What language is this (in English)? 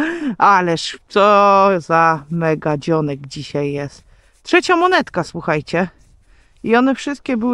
Polish